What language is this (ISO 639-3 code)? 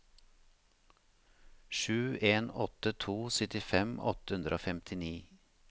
nor